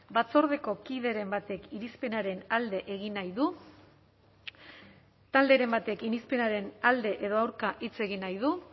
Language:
Basque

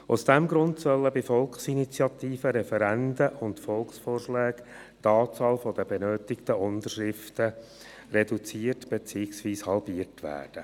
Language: Swiss German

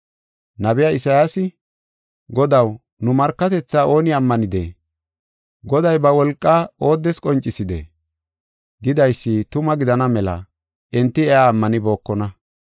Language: Gofa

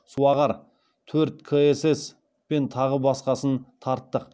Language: Kazakh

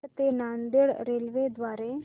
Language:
Marathi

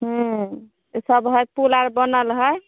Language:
Maithili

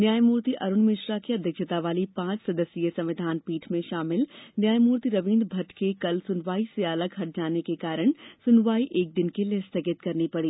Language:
Hindi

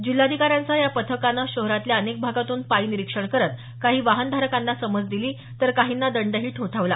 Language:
Marathi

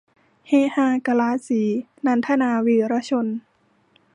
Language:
Thai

